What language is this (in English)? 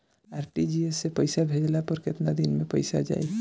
Bhojpuri